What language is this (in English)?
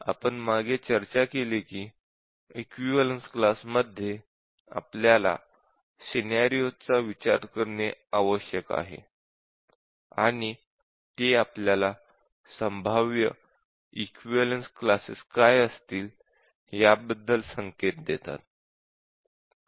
Marathi